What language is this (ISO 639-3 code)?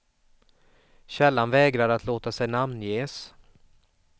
swe